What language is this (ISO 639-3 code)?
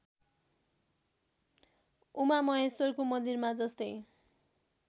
nep